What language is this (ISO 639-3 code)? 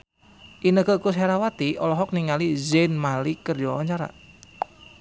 sun